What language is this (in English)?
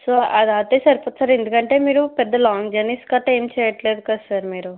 Telugu